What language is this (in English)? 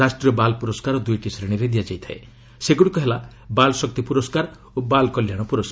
Odia